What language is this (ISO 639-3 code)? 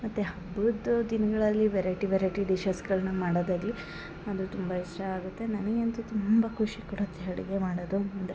kan